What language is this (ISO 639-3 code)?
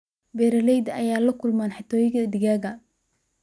som